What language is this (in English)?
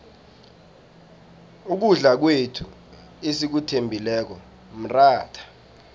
South Ndebele